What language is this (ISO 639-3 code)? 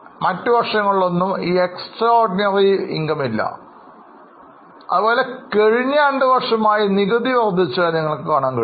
mal